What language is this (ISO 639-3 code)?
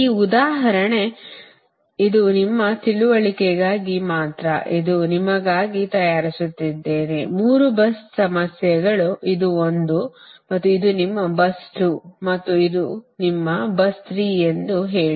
kan